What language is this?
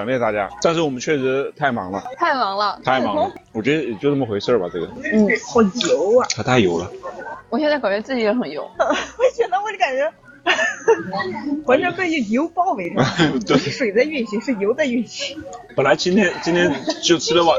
Chinese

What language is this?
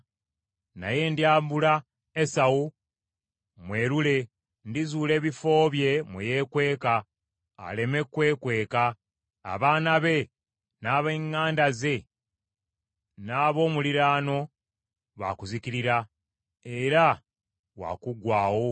Ganda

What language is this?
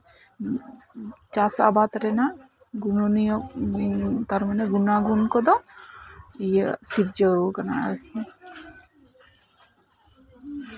Santali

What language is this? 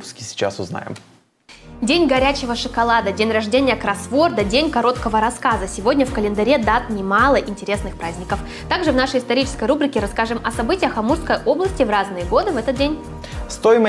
Russian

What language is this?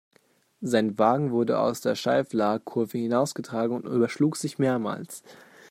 German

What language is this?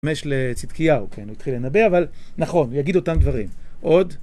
Hebrew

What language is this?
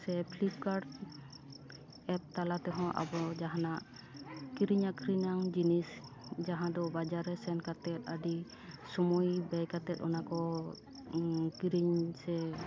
Santali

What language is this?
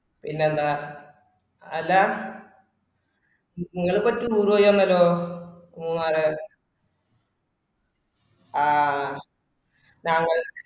Malayalam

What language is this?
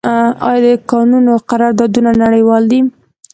Pashto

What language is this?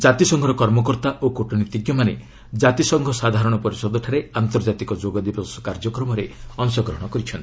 Odia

